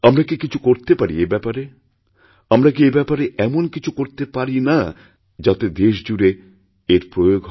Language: Bangla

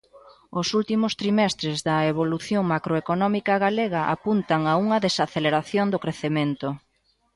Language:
Galician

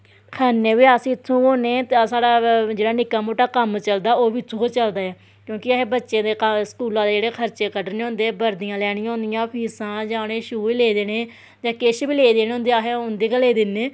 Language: Dogri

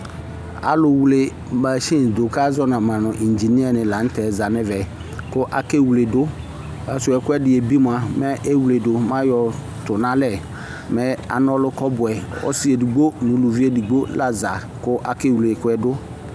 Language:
Ikposo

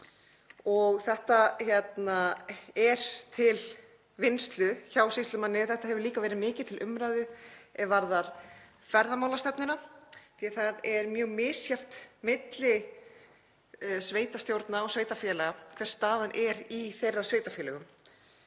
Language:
Icelandic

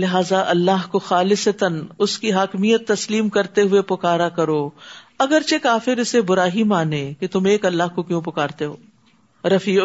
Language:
Urdu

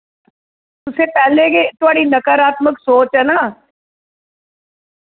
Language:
Dogri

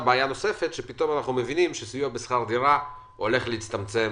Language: Hebrew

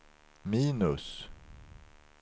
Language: Swedish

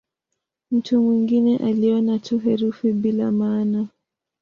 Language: Swahili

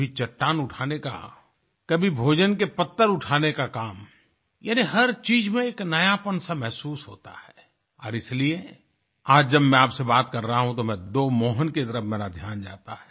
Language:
Hindi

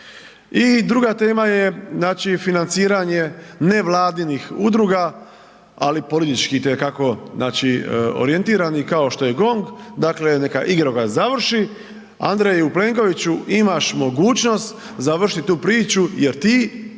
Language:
Croatian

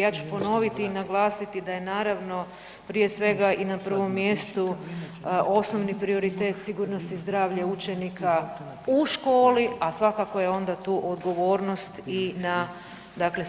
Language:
Croatian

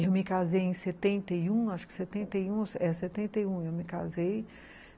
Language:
Portuguese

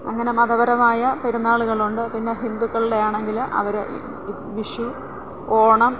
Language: Malayalam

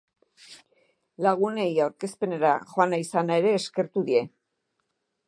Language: Basque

